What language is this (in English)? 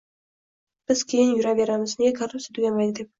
Uzbek